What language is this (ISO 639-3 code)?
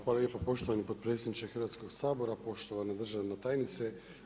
hrv